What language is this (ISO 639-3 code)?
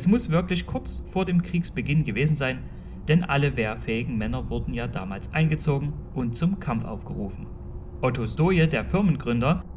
deu